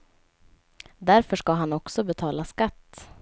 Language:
Swedish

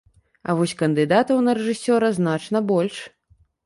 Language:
Belarusian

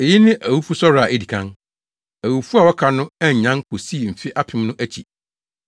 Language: Akan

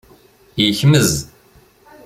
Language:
Kabyle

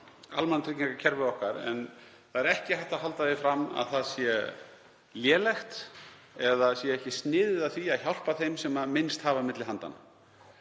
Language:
Icelandic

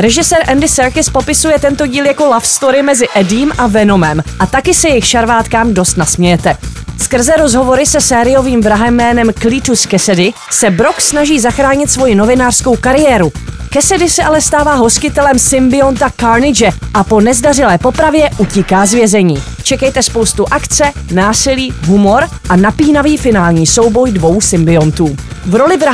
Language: Czech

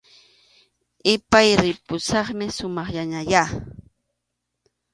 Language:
Arequipa-La Unión Quechua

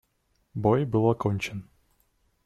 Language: Russian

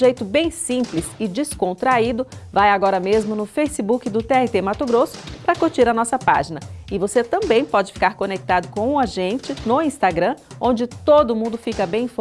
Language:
Portuguese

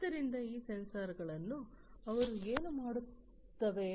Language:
Kannada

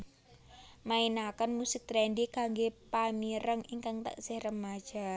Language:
Javanese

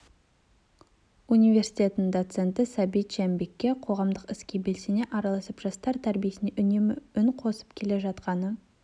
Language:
Kazakh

